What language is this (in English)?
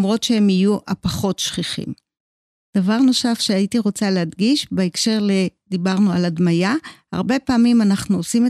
Hebrew